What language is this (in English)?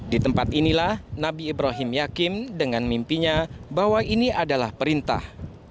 Indonesian